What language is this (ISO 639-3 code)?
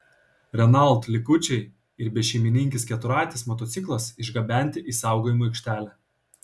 lit